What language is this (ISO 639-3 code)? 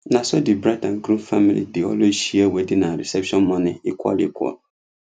pcm